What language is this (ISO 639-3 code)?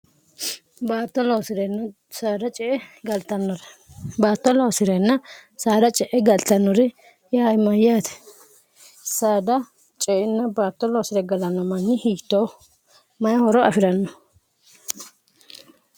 sid